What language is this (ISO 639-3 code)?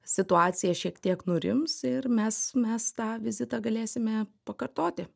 lit